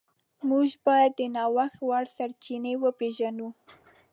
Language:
Pashto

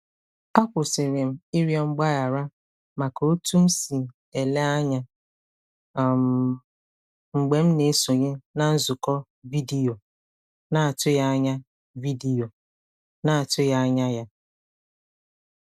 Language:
Igbo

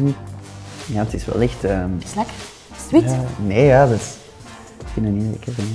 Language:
Dutch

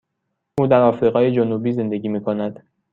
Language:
Persian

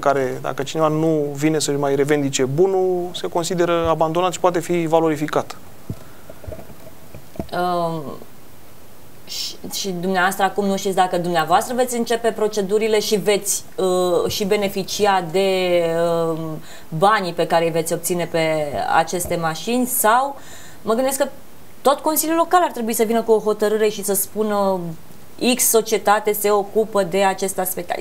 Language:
Romanian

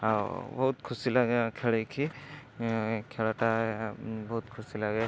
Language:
Odia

